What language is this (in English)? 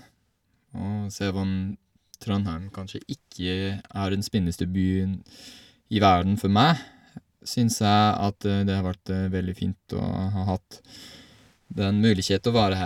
Norwegian